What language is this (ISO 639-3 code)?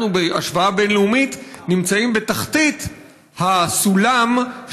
heb